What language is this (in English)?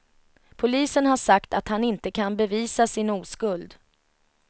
Swedish